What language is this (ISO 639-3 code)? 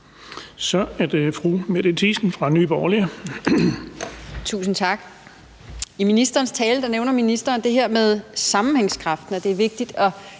dan